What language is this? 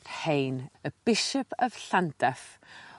Welsh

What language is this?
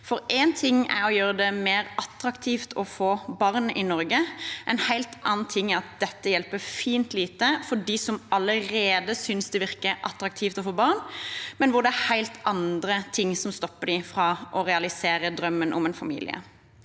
Norwegian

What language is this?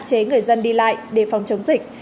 Vietnamese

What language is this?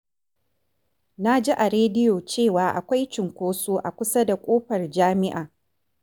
Hausa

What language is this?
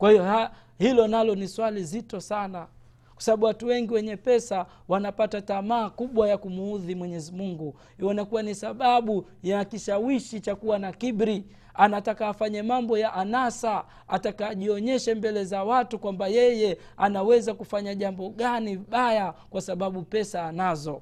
Swahili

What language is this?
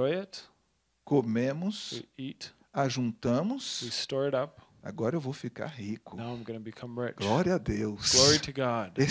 Portuguese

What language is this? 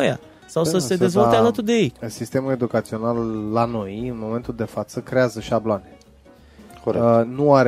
Romanian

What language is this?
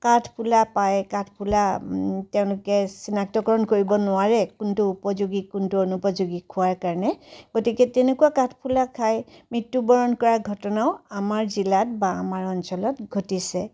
Assamese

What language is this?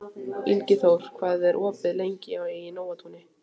Icelandic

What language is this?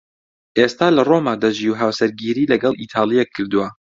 Central Kurdish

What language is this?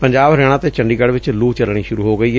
Punjabi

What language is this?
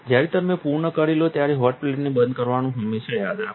Gujarati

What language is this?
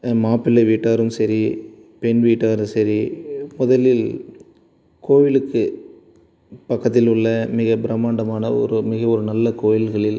Tamil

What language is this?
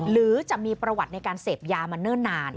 Thai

